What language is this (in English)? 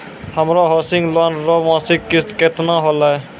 Maithili